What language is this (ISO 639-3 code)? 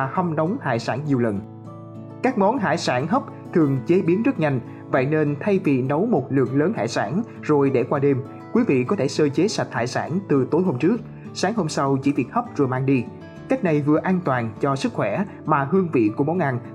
vie